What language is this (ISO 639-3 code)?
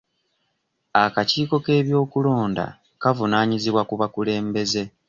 lug